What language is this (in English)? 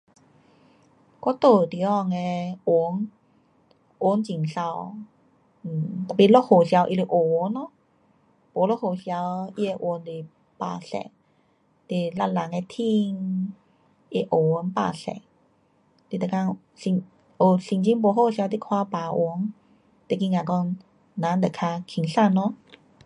Pu-Xian Chinese